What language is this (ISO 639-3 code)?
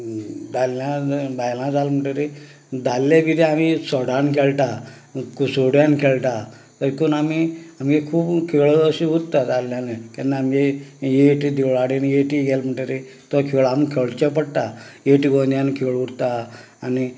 kok